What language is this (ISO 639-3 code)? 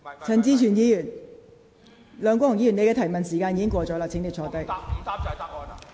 yue